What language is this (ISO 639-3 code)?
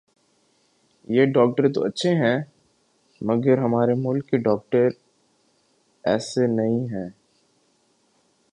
urd